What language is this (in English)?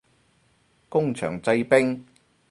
Cantonese